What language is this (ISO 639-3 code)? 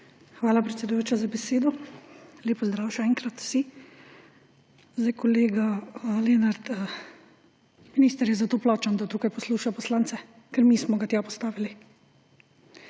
slv